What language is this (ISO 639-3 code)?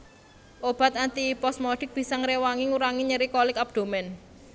jav